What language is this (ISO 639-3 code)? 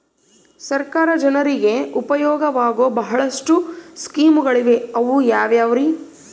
kan